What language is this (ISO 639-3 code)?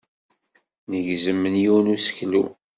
kab